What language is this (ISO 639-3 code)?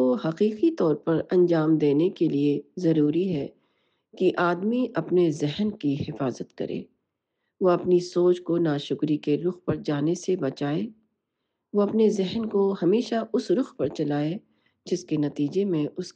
urd